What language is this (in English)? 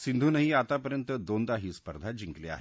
Marathi